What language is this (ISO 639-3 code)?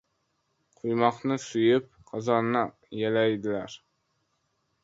uzb